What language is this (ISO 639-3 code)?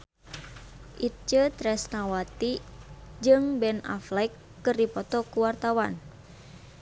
sun